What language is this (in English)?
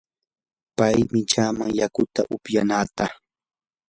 Yanahuanca Pasco Quechua